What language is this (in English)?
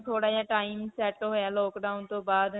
Punjabi